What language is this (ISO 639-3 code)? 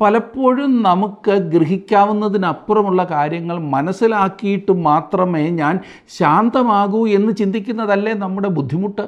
mal